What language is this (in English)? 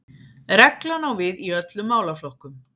Icelandic